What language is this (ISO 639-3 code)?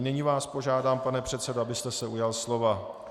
ces